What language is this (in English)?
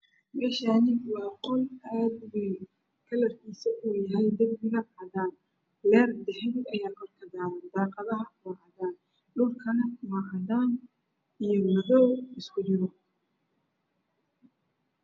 Somali